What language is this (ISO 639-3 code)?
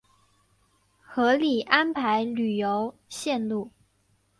zho